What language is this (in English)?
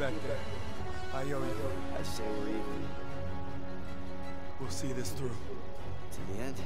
Romanian